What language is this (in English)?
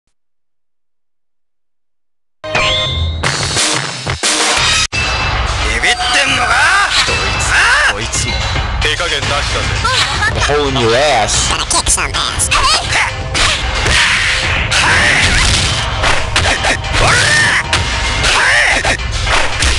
English